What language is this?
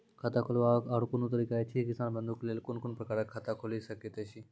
Maithili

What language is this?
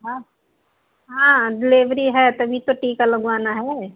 Hindi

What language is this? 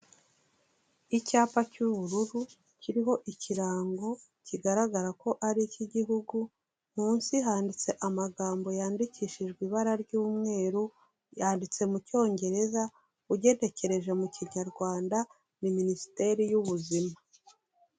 Kinyarwanda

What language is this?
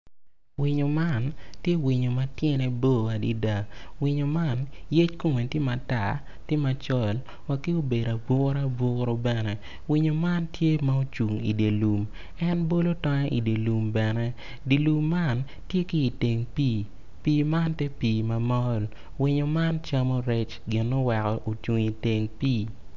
Acoli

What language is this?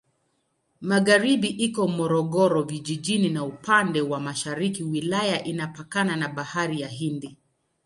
Swahili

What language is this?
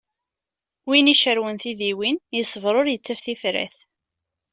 Kabyle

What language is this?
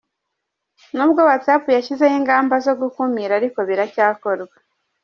Kinyarwanda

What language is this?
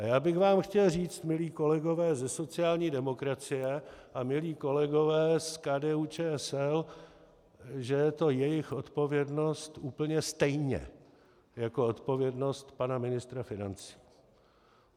Czech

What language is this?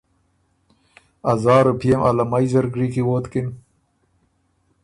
Ormuri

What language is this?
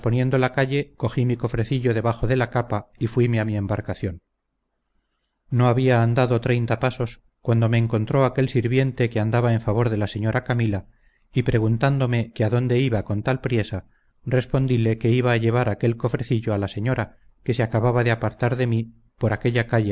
Spanish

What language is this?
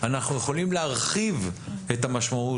Hebrew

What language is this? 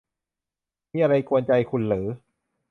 Thai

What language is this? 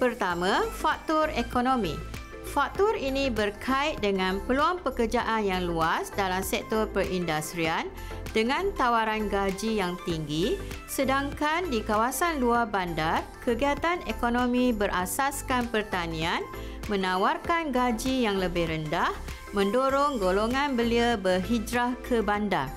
Malay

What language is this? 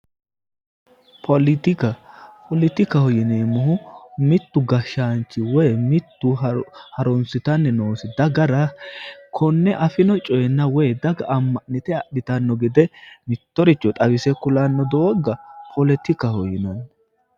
Sidamo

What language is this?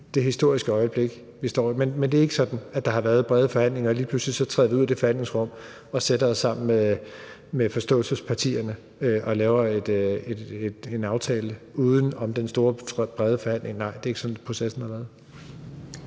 Danish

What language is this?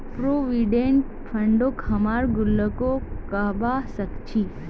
Magahi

